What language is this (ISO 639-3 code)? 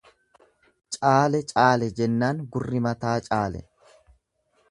orm